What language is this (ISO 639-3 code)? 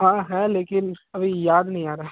hin